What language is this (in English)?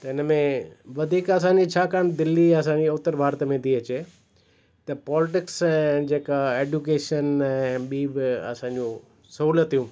Sindhi